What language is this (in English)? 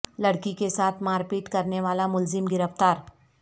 Urdu